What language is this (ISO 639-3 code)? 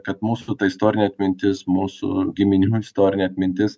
lit